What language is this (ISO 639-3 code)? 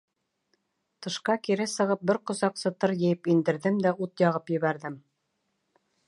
bak